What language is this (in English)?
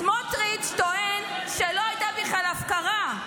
Hebrew